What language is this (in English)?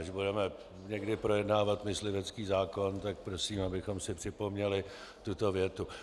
Czech